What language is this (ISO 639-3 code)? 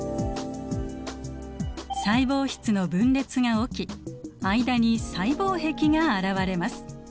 jpn